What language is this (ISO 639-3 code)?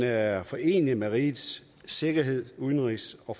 dan